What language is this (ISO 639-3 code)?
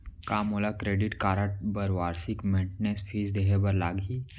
hne